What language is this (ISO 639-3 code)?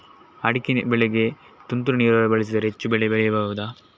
kan